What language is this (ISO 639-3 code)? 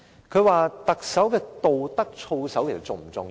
yue